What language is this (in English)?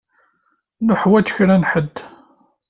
Kabyle